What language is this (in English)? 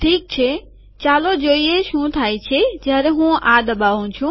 Gujarati